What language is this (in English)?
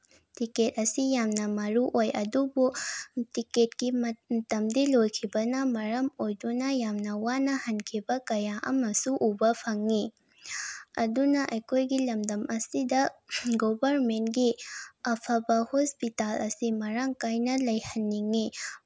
Manipuri